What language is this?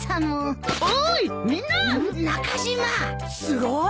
Japanese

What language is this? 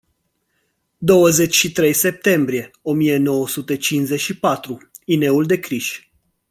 Romanian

